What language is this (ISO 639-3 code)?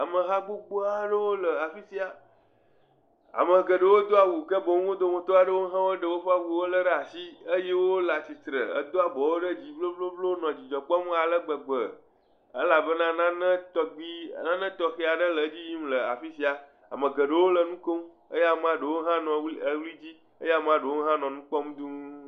ewe